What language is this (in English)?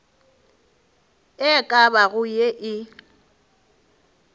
Northern Sotho